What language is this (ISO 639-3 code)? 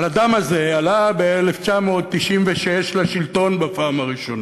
heb